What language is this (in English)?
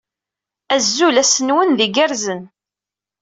Kabyle